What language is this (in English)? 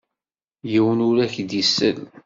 Kabyle